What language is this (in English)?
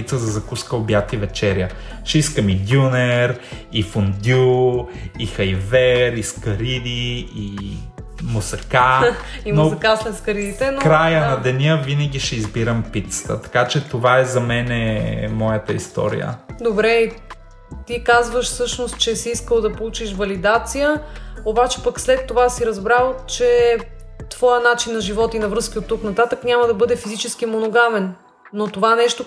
Bulgarian